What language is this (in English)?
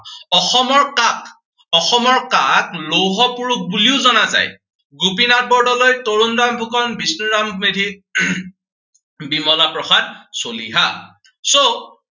Assamese